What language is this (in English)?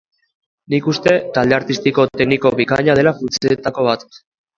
Basque